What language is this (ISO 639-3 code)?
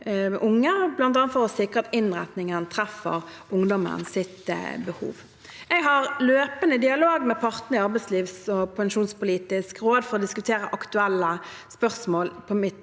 nor